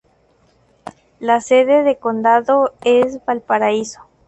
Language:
Spanish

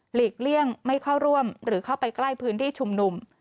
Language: Thai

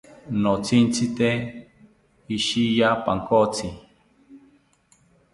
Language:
South Ucayali Ashéninka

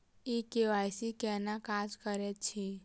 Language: Maithili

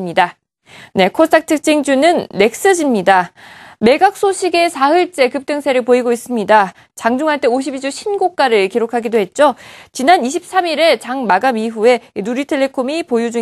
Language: Korean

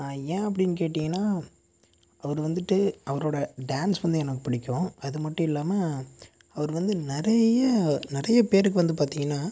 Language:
Tamil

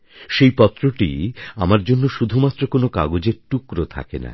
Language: Bangla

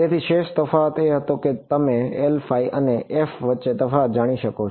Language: Gujarati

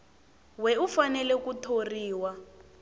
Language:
Tsonga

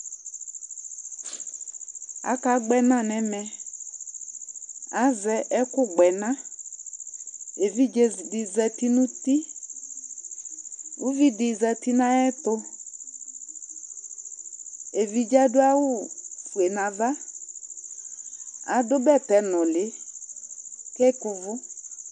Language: Ikposo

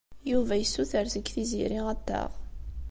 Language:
Kabyle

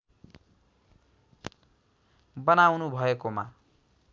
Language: Nepali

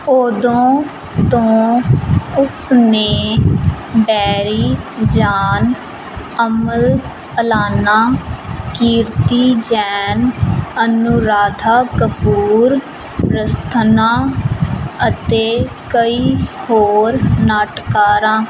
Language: Punjabi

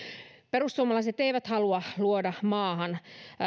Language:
Finnish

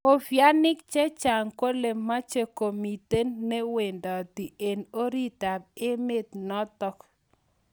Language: Kalenjin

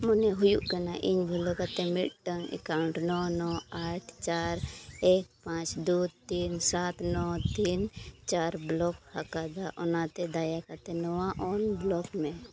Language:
Santali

